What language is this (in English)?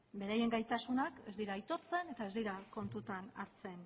Basque